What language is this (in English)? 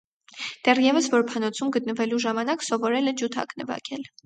Armenian